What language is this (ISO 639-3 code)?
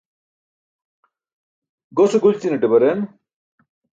bsk